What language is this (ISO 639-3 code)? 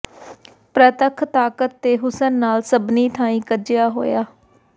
pan